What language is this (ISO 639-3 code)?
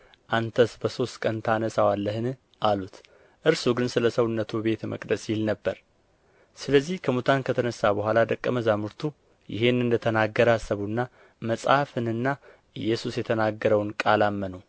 amh